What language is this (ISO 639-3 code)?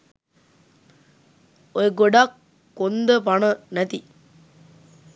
sin